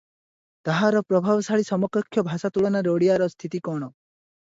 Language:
Odia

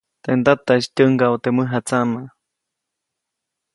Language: Copainalá Zoque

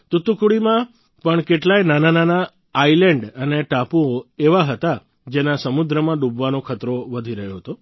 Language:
Gujarati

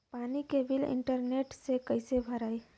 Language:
Bhojpuri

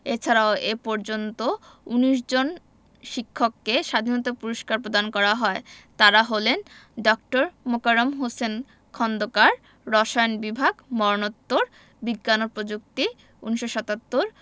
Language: Bangla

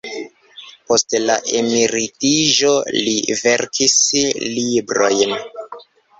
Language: Esperanto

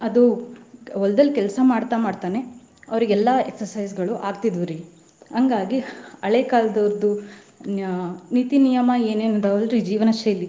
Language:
Kannada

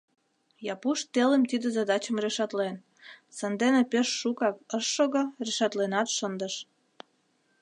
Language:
Mari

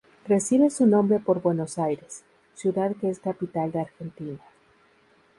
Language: Spanish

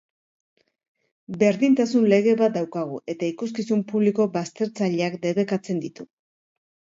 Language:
Basque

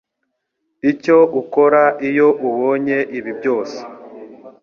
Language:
Kinyarwanda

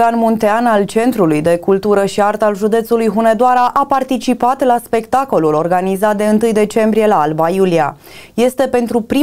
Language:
Romanian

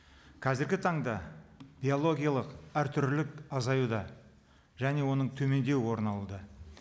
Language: Kazakh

